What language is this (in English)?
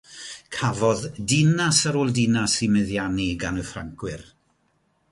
Welsh